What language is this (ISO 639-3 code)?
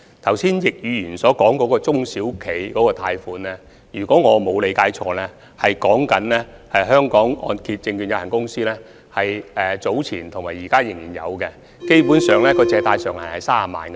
yue